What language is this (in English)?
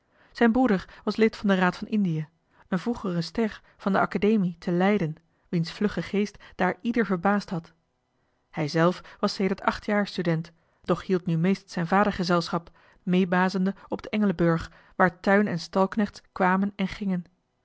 Dutch